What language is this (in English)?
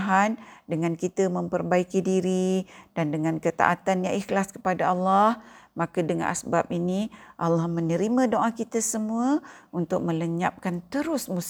Malay